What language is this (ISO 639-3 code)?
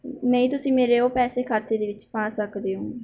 pan